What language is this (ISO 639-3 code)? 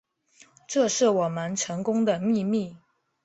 zho